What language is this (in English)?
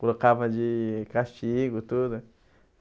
Portuguese